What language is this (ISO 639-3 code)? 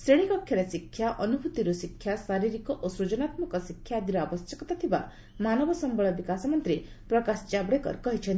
ori